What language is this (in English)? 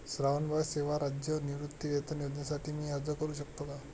Marathi